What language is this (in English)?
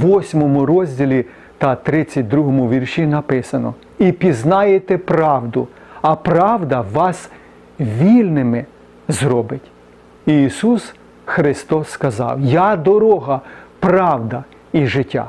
Ukrainian